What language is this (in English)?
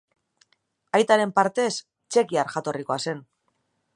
Basque